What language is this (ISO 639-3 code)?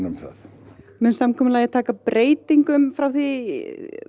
isl